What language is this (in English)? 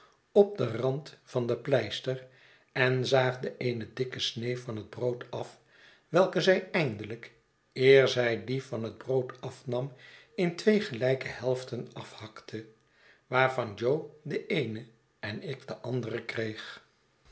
Dutch